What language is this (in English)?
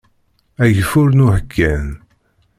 Kabyle